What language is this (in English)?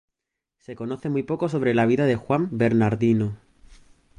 Spanish